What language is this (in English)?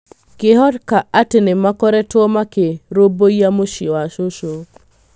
Kikuyu